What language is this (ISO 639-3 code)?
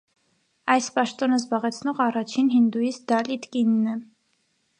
hye